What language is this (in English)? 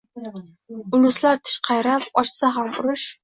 Uzbek